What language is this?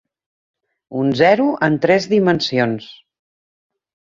Catalan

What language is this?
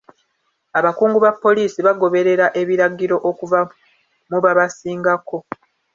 Ganda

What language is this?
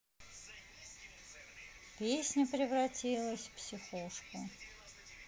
Russian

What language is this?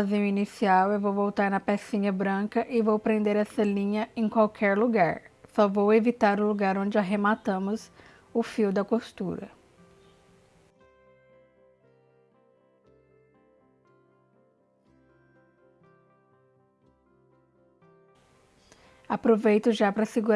Portuguese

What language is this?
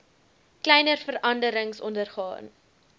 Afrikaans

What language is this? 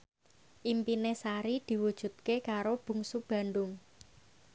Javanese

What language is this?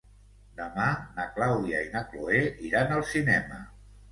Catalan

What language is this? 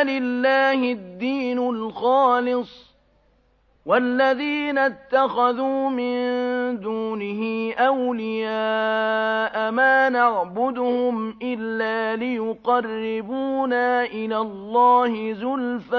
Arabic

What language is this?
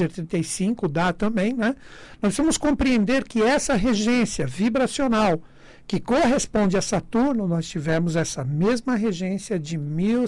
Portuguese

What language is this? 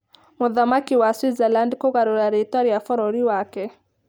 Kikuyu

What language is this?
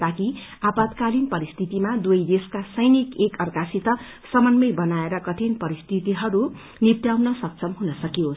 Nepali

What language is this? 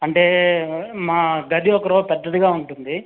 Telugu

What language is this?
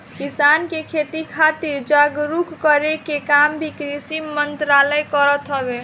Bhojpuri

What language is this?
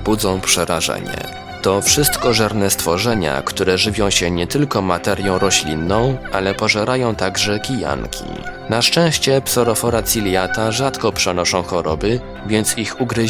Polish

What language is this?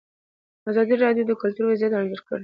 Pashto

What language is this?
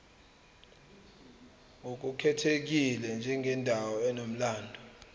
Zulu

